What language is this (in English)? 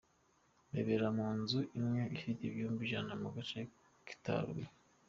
Kinyarwanda